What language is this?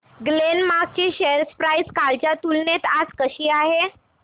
Marathi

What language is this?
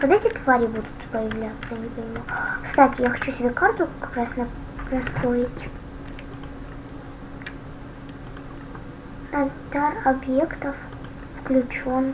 Russian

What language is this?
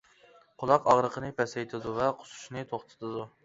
Uyghur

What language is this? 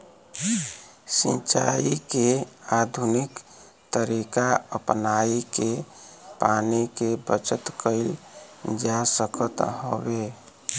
Bhojpuri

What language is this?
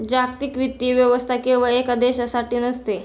Marathi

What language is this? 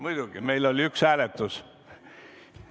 Estonian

